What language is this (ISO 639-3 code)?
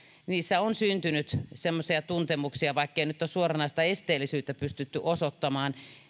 fin